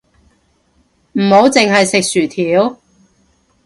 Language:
Cantonese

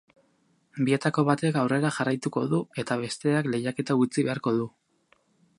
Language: Basque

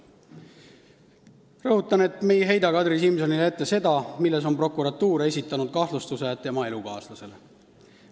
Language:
Estonian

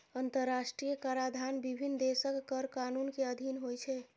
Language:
Maithili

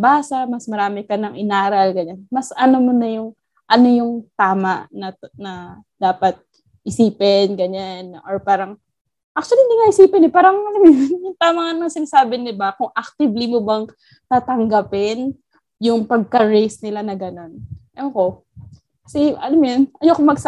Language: Filipino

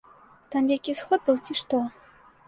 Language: Belarusian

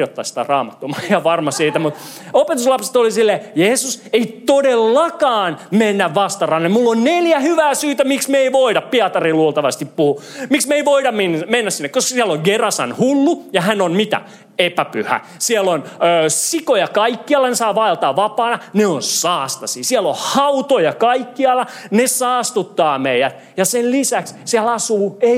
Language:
Finnish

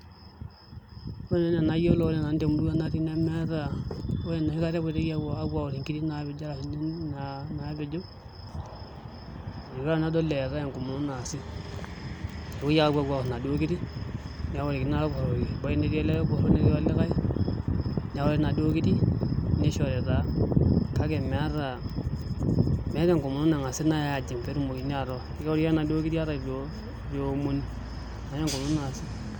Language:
Masai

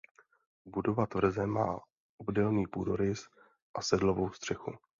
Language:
Czech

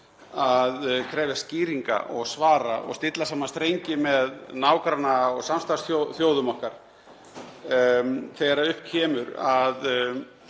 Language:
Icelandic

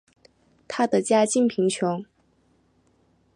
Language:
Chinese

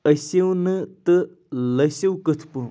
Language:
Kashmiri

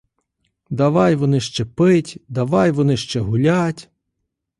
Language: Ukrainian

